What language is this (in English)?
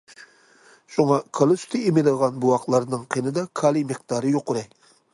Uyghur